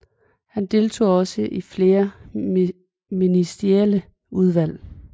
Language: Danish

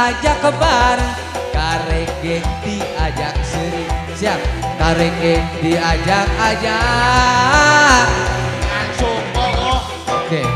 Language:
Indonesian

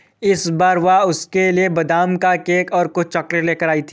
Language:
Hindi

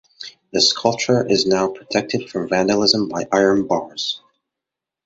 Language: English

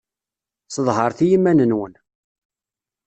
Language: Kabyle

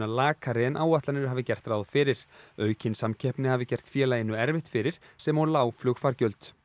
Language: Icelandic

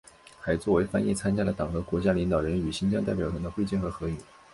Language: Chinese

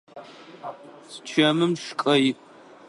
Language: Adyghe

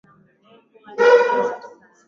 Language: Swahili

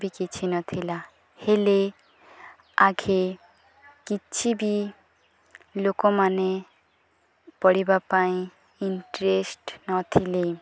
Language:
Odia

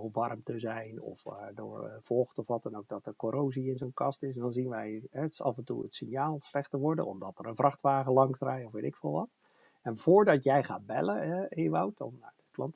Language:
Dutch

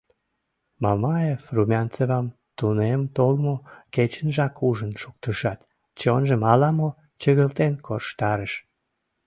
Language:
Mari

